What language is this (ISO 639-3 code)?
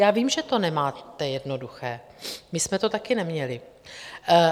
ces